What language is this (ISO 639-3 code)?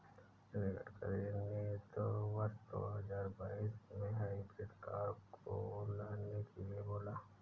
hin